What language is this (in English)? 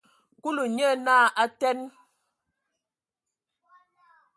Ewondo